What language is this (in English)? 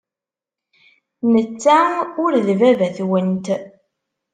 Kabyle